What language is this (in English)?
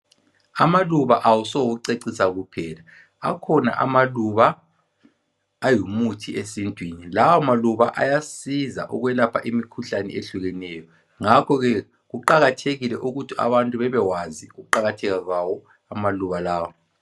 North Ndebele